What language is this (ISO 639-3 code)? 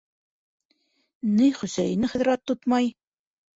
bak